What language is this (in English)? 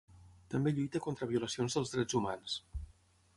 Catalan